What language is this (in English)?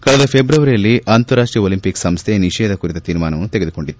Kannada